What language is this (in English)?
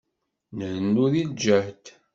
Kabyle